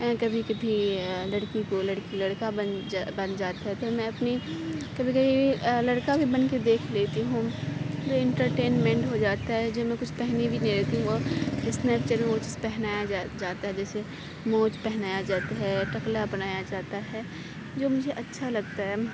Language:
Urdu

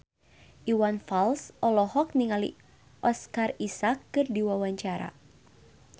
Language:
Sundanese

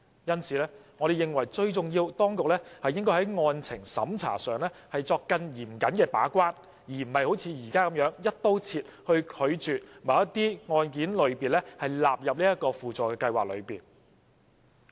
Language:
Cantonese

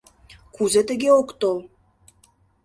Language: Mari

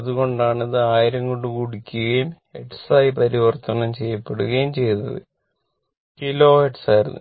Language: Malayalam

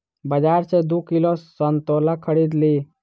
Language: Maithili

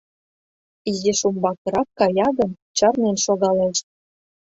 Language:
Mari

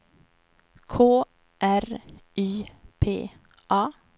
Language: Swedish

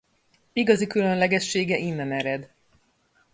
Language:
Hungarian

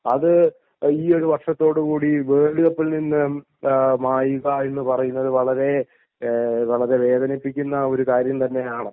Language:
Malayalam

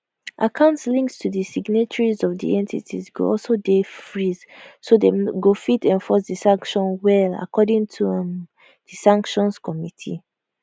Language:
Nigerian Pidgin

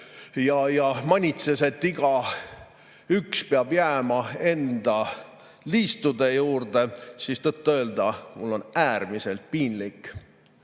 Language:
Estonian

